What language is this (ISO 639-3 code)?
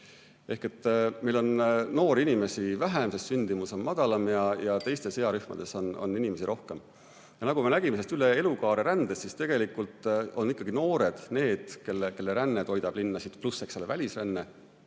est